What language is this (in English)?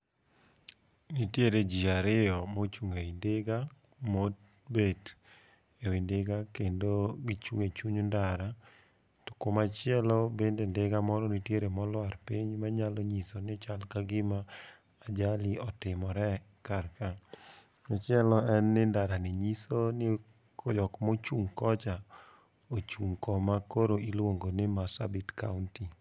Luo (Kenya and Tanzania)